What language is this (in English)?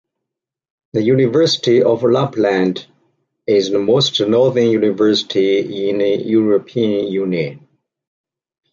English